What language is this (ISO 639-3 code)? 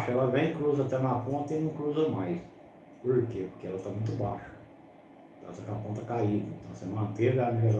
por